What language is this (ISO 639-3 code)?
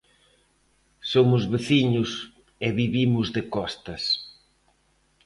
glg